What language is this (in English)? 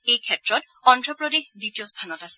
Assamese